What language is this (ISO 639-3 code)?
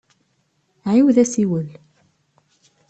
kab